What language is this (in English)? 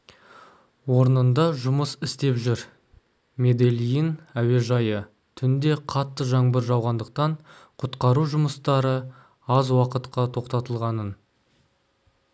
Kazakh